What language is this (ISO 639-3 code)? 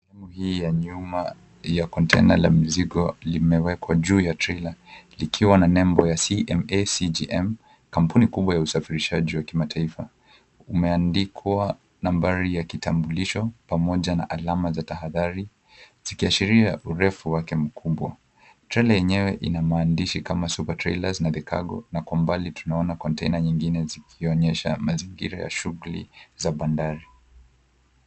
swa